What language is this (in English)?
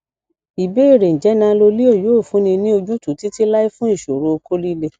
Yoruba